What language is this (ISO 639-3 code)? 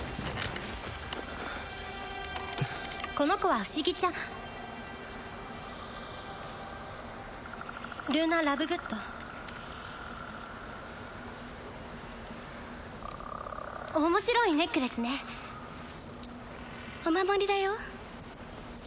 jpn